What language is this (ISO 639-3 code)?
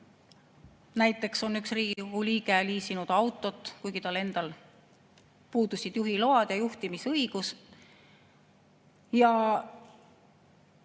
est